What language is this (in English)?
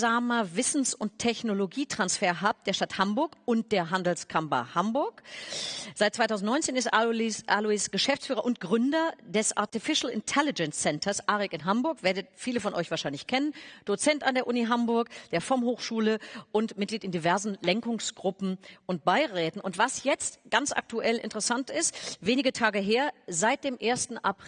German